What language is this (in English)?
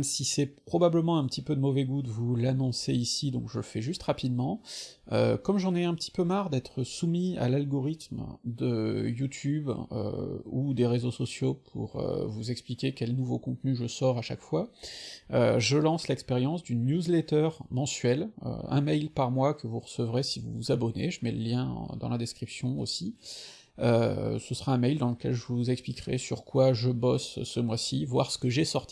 French